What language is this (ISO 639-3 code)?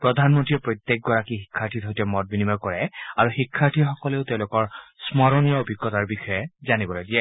asm